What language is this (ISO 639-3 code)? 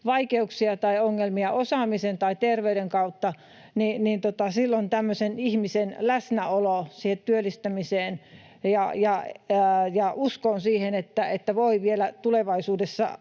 fin